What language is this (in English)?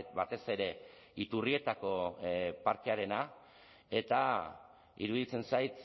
Basque